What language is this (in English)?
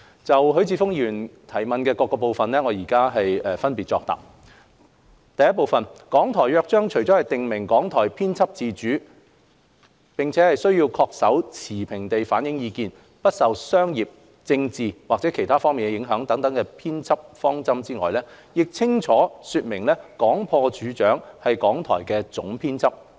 Cantonese